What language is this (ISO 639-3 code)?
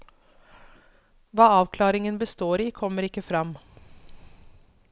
nor